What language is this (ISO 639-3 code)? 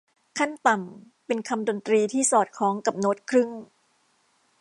tha